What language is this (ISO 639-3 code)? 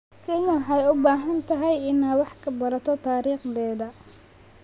som